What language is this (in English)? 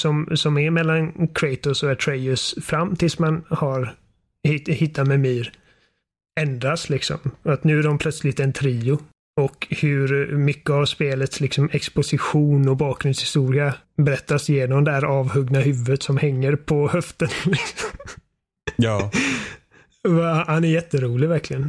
Swedish